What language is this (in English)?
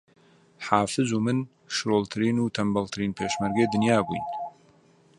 Central Kurdish